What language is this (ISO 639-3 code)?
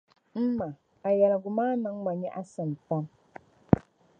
dag